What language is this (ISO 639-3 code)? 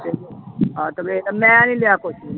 pan